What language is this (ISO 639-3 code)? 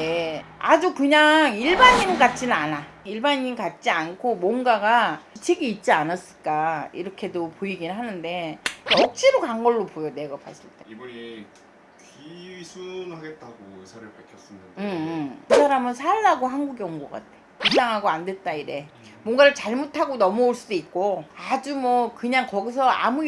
kor